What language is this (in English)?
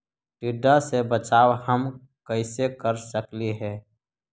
Magahi